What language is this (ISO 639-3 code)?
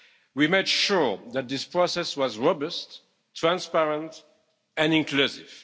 eng